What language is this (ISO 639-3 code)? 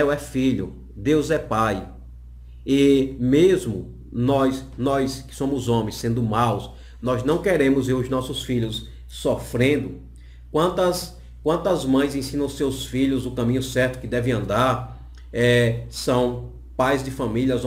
por